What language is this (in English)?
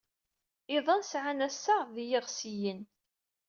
Kabyle